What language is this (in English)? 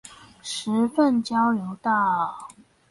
Chinese